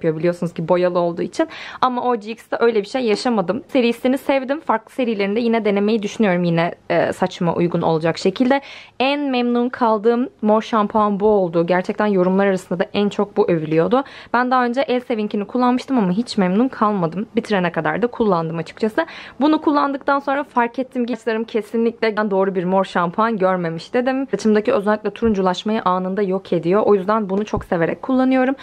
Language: Turkish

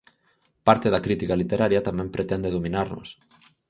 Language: Galician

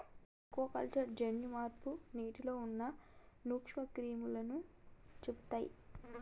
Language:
Telugu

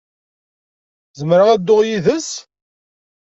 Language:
Kabyle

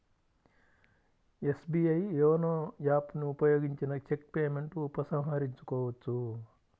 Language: Telugu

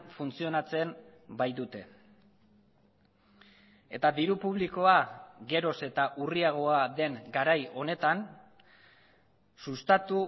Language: Basque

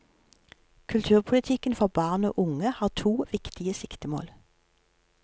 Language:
Norwegian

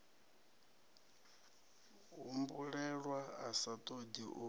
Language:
Venda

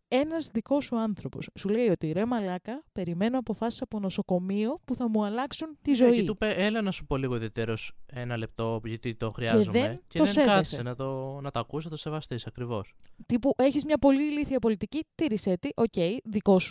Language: Greek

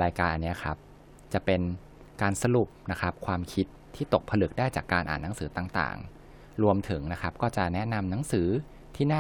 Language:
Thai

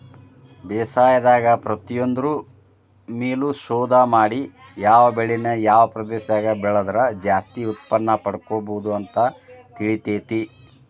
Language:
Kannada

